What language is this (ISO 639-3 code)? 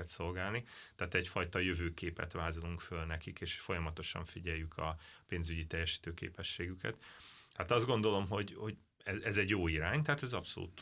hun